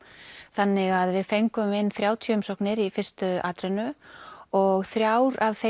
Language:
Icelandic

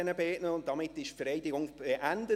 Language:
Swiss German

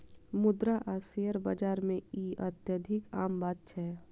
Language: Maithili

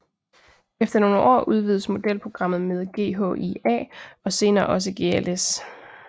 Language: Danish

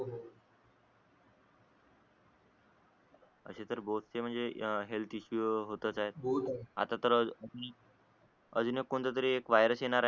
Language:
Marathi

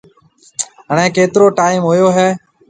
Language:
Marwari (Pakistan)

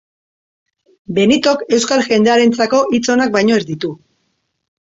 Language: Basque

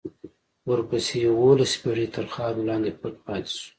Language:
Pashto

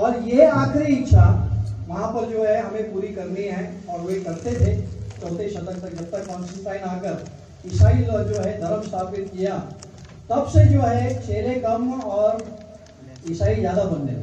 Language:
Urdu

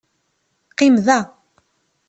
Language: Kabyle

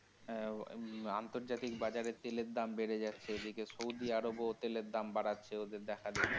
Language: Bangla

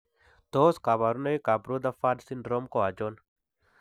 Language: Kalenjin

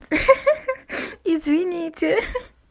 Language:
Russian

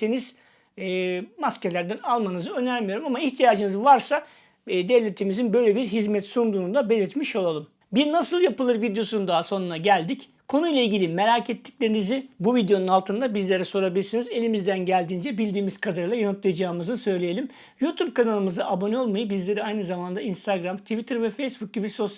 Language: Turkish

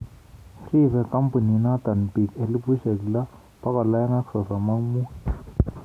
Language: Kalenjin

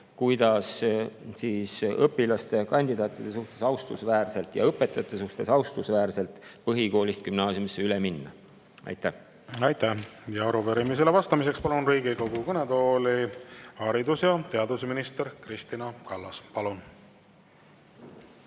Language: Estonian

